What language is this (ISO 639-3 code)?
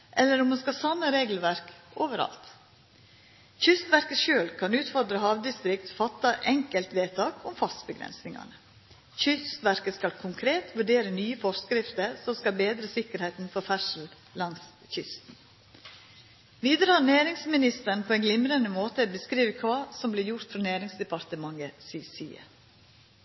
nno